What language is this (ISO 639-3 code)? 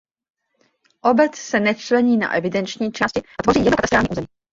ces